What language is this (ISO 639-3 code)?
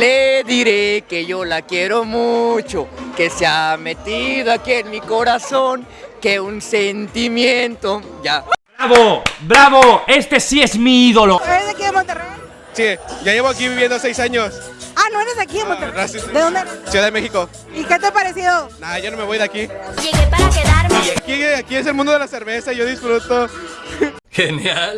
spa